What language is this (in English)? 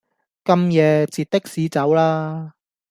Cantonese